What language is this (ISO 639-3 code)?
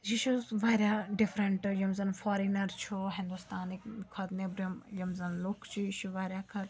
kas